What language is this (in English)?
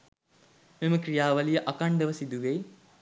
Sinhala